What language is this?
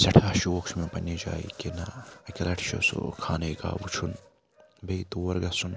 Kashmiri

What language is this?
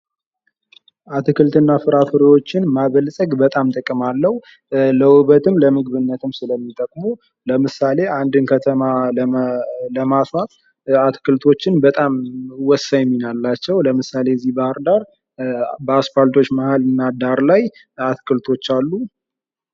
Amharic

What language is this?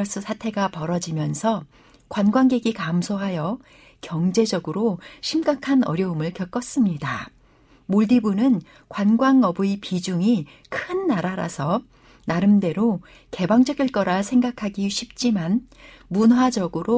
Korean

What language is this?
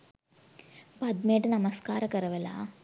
Sinhala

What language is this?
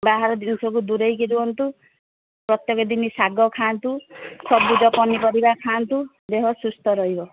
Odia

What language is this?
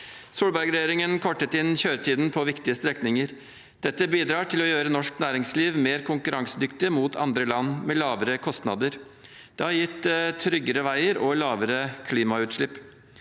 Norwegian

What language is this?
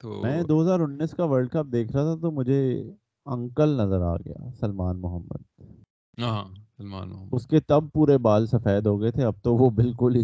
Urdu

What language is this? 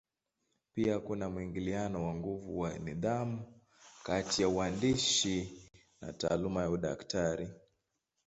Swahili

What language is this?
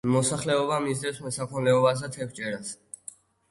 Georgian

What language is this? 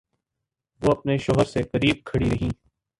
Urdu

